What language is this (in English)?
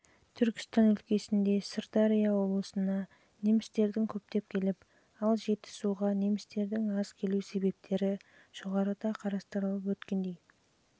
Kazakh